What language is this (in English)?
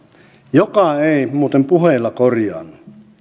Finnish